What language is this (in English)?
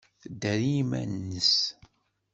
Kabyle